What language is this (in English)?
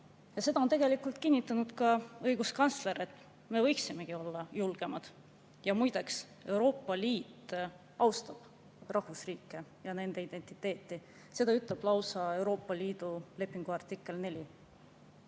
Estonian